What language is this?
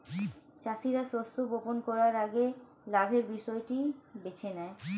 Bangla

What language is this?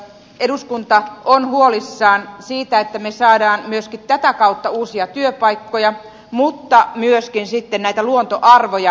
Finnish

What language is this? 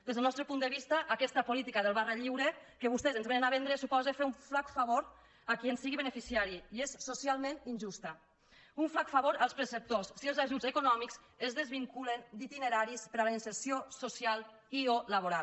Catalan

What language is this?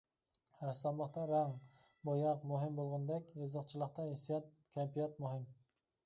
Uyghur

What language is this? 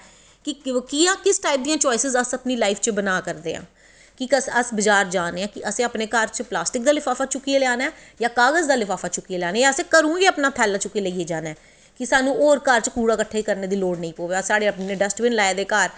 Dogri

